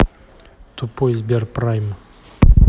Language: Russian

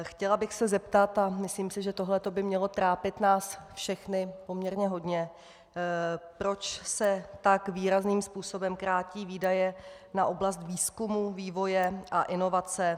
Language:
Czech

